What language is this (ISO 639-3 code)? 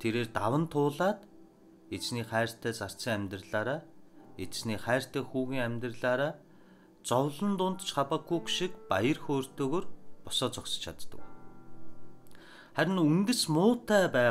tur